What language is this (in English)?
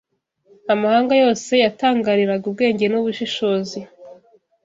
Kinyarwanda